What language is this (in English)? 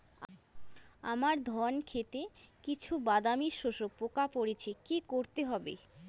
Bangla